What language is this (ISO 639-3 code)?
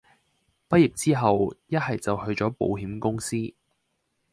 yue